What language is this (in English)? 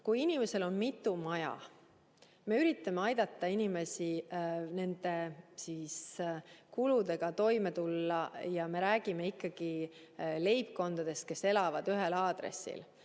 Estonian